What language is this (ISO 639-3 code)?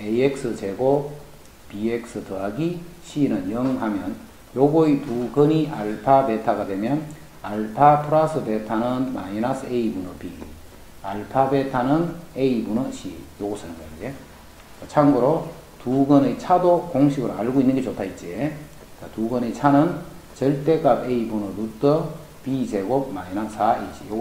kor